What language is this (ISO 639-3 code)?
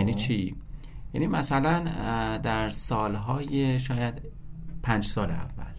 fas